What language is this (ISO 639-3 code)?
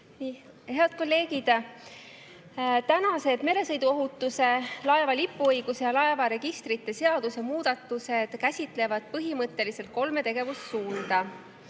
est